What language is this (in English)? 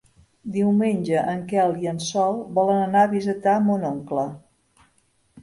Catalan